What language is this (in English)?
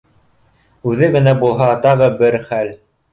Bashkir